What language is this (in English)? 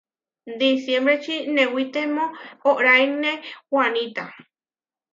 Huarijio